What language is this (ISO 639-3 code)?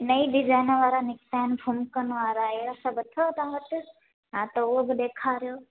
snd